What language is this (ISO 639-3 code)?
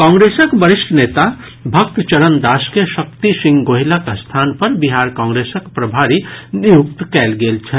mai